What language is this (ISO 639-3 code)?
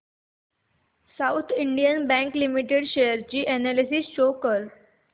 mar